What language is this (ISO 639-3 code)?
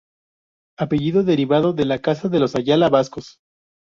spa